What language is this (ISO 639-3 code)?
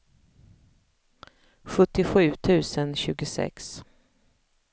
swe